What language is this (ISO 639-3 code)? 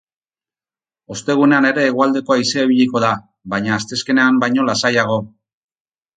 eus